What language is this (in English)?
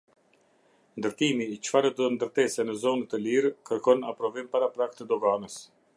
Albanian